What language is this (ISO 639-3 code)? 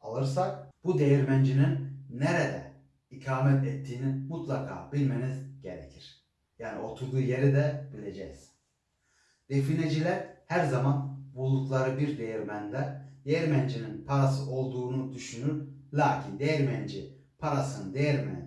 tur